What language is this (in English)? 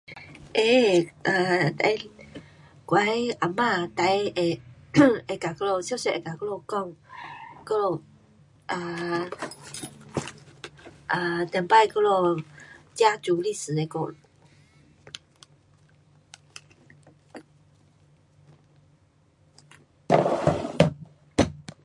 Pu-Xian Chinese